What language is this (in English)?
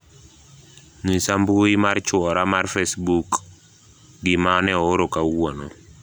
Luo (Kenya and Tanzania)